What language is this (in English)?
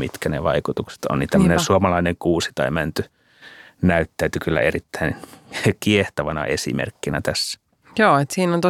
Finnish